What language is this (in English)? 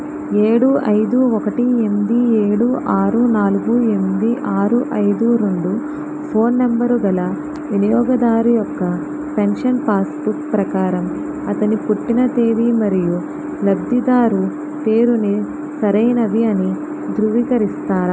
Telugu